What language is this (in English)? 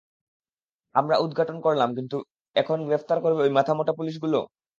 Bangla